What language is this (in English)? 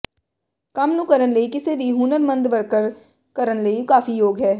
Punjabi